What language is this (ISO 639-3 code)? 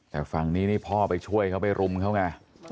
tha